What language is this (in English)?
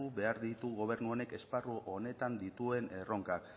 Basque